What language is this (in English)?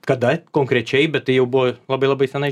Lithuanian